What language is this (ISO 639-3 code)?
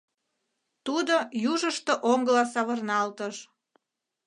chm